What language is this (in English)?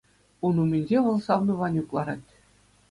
Chuvash